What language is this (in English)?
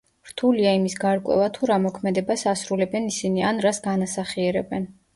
Georgian